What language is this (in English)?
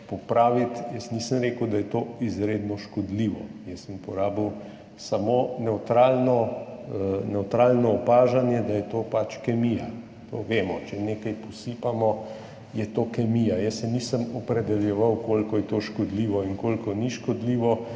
Slovenian